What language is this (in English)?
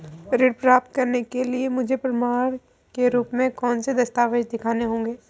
Hindi